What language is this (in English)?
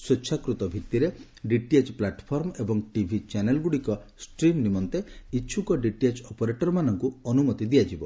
Odia